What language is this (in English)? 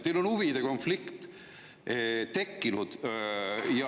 Estonian